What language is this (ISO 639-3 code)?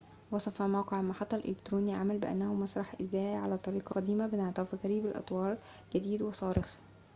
ara